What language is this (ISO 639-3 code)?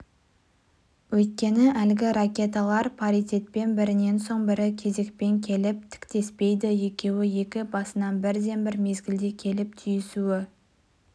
kaz